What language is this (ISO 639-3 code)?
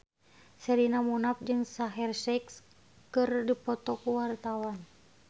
sun